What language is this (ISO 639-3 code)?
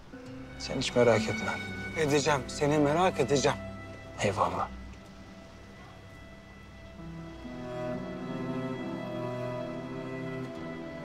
tur